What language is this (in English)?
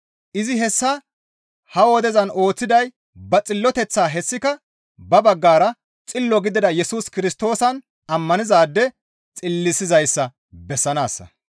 Gamo